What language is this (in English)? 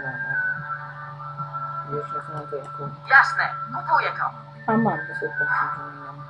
Polish